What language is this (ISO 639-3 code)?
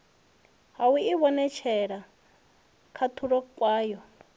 ven